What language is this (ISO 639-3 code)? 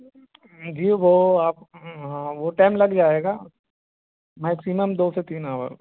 urd